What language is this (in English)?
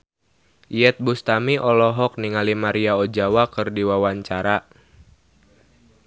Sundanese